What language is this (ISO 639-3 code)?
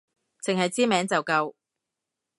yue